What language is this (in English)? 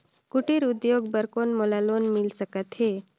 Chhattisgarhi